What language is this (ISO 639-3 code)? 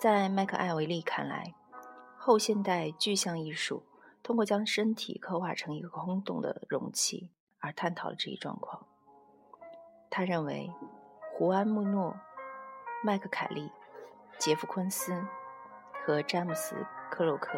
zho